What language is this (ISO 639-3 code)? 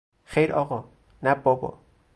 fas